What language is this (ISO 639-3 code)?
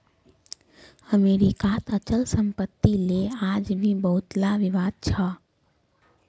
mag